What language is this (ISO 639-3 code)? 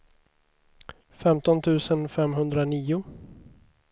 swe